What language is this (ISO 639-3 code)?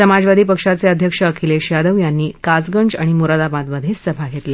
mar